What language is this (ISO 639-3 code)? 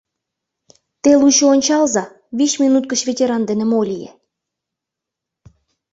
chm